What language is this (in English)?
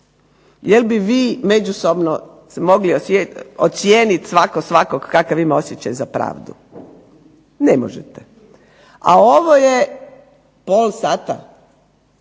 Croatian